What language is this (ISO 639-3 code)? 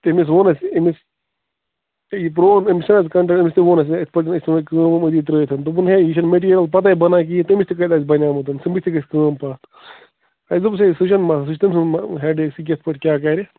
kas